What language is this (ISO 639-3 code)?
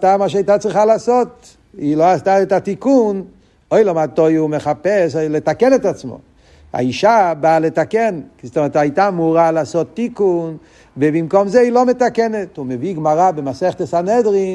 heb